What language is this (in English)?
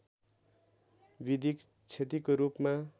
Nepali